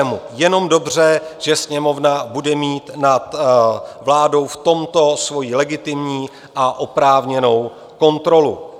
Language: Czech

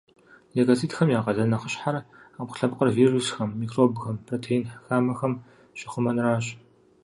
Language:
Kabardian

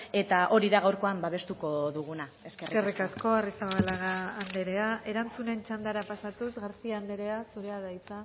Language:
Basque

